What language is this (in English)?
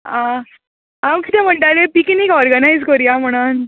Konkani